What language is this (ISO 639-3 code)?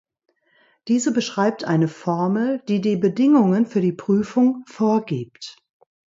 deu